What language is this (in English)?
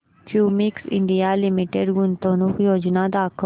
Marathi